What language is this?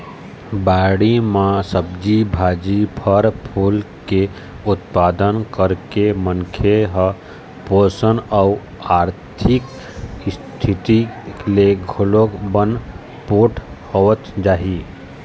Chhattisgarhi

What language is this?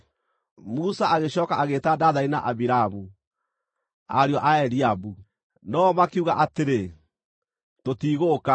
Kikuyu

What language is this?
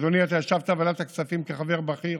Hebrew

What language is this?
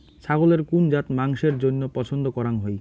Bangla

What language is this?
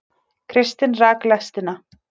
Icelandic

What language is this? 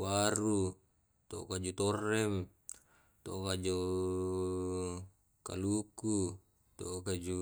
Tae'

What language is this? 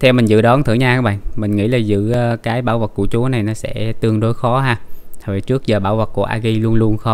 Vietnamese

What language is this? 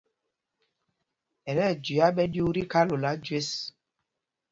Mpumpong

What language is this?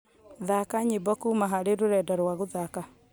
Kikuyu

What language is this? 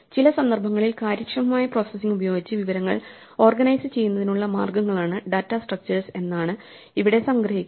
Malayalam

